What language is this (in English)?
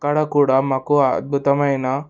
Telugu